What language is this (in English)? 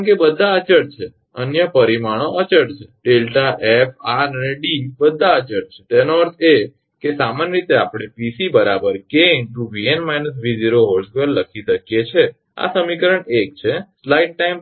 Gujarati